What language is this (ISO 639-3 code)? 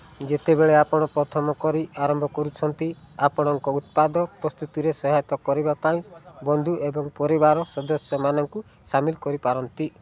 ori